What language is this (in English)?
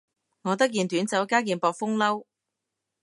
Cantonese